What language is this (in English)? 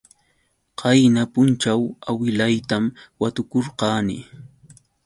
Yauyos Quechua